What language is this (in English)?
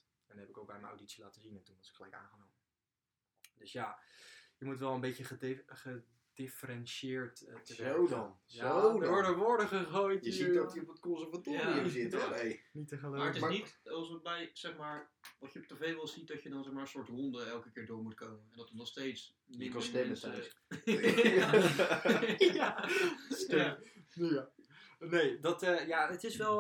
Dutch